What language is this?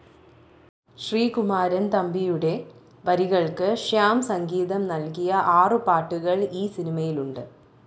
Malayalam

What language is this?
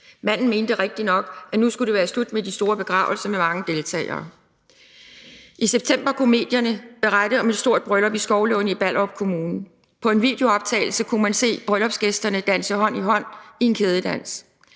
Danish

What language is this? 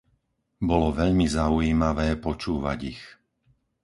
Slovak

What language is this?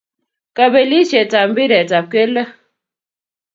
Kalenjin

